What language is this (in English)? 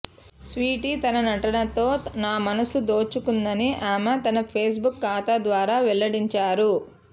Telugu